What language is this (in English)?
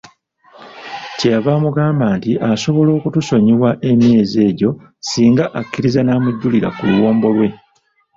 Ganda